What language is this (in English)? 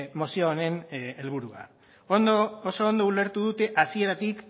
Basque